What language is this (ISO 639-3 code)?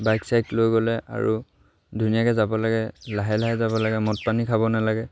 asm